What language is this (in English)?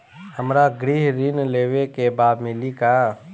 Bhojpuri